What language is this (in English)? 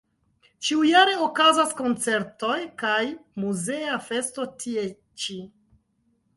Esperanto